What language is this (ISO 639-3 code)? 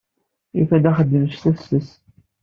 kab